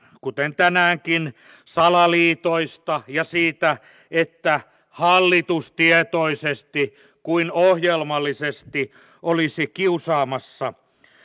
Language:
Finnish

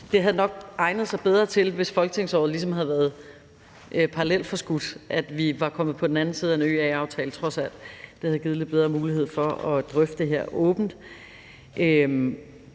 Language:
Danish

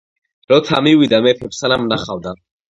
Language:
Georgian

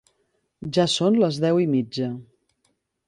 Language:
Catalan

